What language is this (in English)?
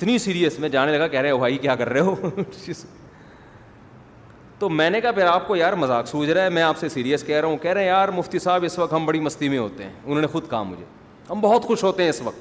Urdu